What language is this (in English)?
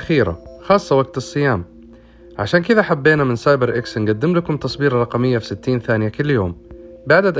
Arabic